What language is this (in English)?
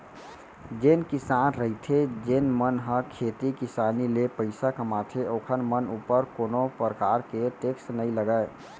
Chhattisgarhi